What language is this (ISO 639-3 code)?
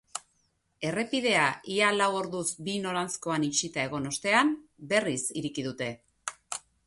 eus